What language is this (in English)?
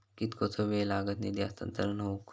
Marathi